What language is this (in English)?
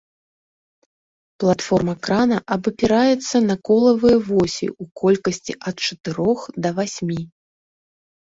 Belarusian